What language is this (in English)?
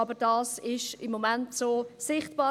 Swiss German